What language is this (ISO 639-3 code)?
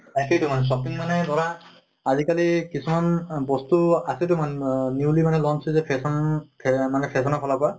asm